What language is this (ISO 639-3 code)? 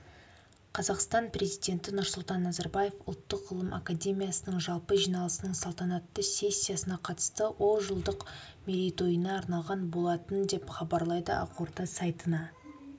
kaz